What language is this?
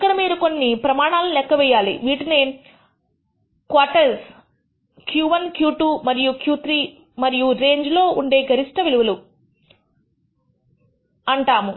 Telugu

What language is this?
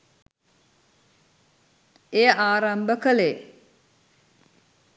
Sinhala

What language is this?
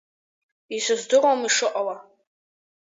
Abkhazian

